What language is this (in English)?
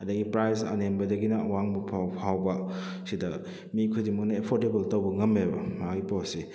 Manipuri